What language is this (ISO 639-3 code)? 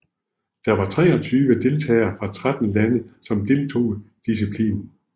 dan